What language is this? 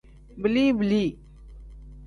Tem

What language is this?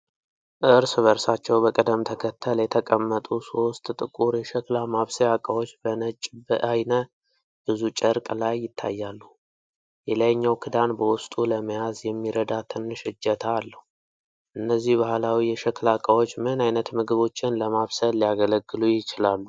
Amharic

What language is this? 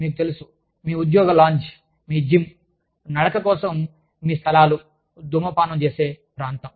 Telugu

